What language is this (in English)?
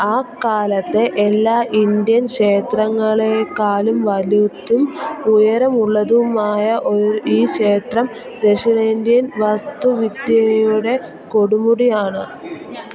Malayalam